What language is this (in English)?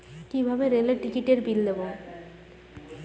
Bangla